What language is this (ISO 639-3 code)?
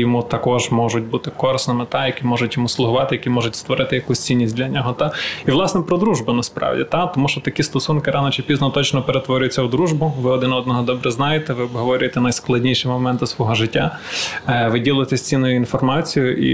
ukr